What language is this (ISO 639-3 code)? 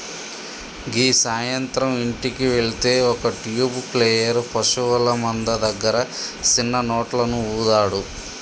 tel